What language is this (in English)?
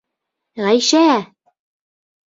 Bashkir